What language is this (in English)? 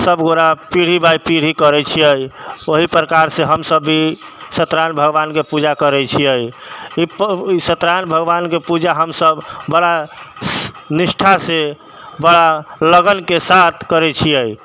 Maithili